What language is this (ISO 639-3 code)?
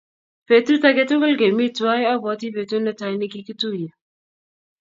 kln